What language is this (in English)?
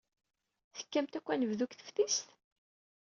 Kabyle